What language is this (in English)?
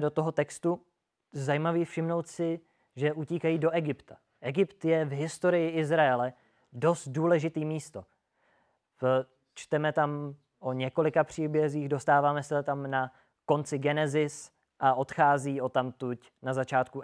Czech